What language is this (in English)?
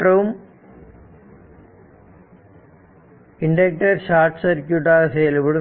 Tamil